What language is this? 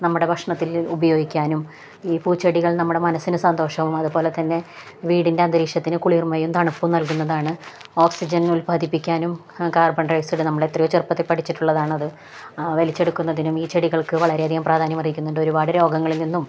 Malayalam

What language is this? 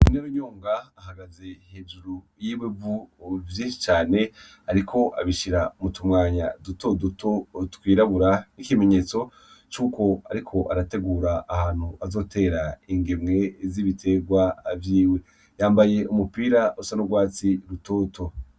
Rundi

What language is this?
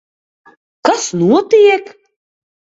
Latvian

